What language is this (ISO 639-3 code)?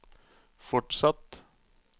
nor